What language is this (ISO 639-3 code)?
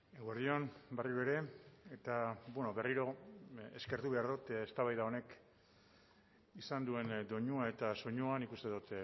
eus